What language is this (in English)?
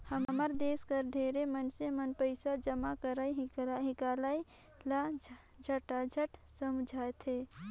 Chhattisgarhi